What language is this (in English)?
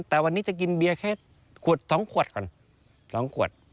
Thai